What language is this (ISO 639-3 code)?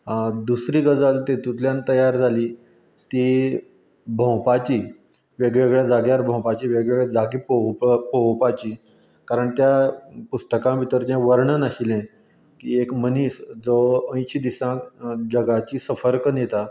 kok